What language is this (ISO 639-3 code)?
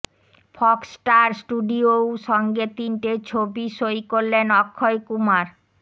ben